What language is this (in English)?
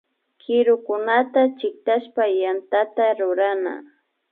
Imbabura Highland Quichua